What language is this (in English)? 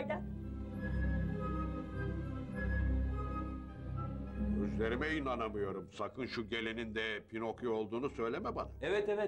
Turkish